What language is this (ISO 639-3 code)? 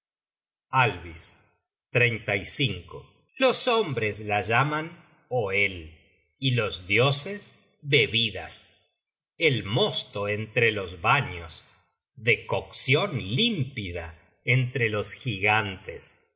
spa